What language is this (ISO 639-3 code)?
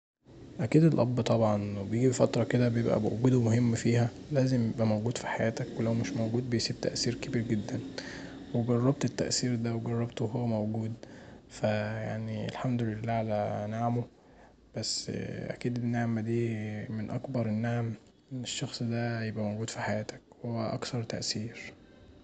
arz